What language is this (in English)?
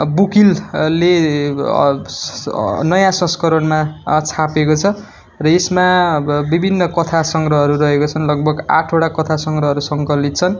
Nepali